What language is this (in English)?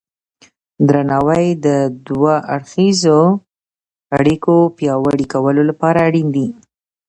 Pashto